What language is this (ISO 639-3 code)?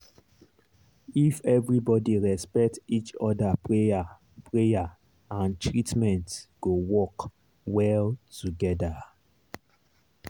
pcm